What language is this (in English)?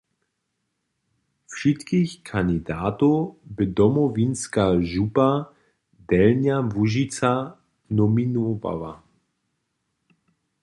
Upper Sorbian